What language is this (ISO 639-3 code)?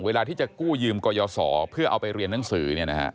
tha